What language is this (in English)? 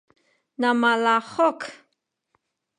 Sakizaya